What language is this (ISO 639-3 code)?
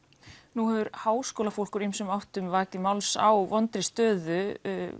isl